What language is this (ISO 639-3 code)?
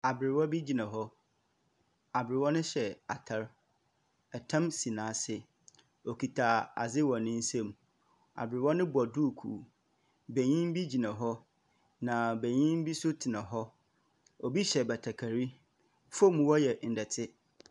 aka